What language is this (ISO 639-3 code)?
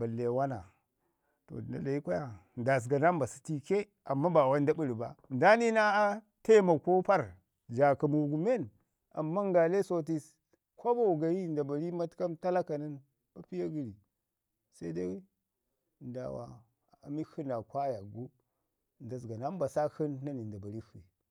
ngi